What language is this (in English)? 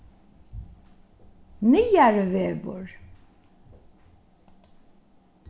Faroese